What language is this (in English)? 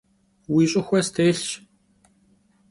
Kabardian